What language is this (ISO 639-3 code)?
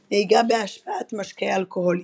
heb